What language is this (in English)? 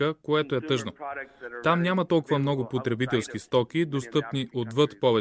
Bulgarian